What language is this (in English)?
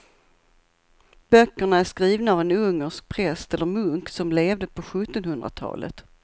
Swedish